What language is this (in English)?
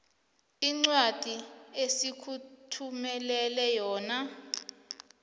South Ndebele